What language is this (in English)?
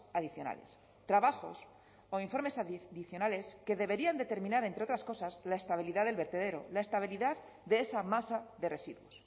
Spanish